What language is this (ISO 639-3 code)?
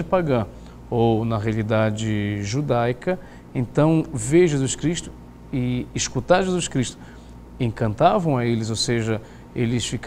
por